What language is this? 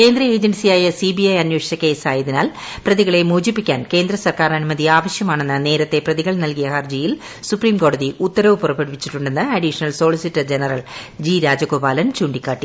Malayalam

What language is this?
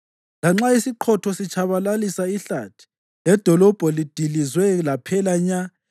North Ndebele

